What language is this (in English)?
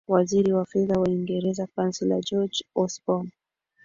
Swahili